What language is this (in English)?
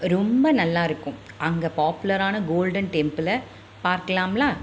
Tamil